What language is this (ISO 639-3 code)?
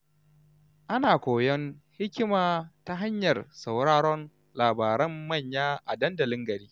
hau